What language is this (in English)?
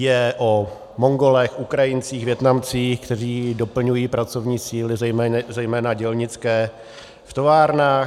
Czech